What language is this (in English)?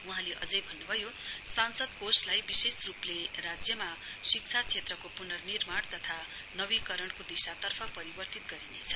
Nepali